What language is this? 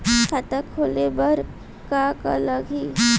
Chhattisgarhi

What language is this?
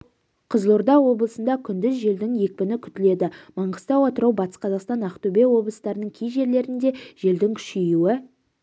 Kazakh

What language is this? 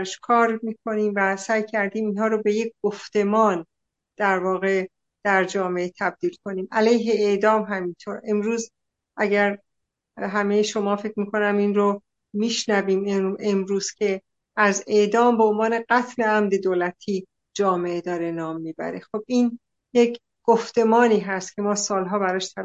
Persian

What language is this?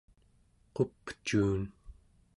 Central Yupik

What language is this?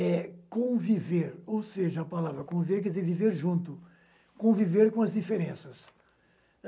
Portuguese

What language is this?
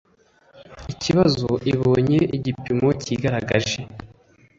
Kinyarwanda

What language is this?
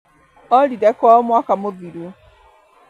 Kikuyu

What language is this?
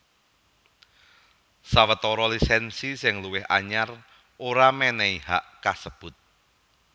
Javanese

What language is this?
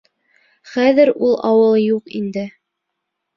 Bashkir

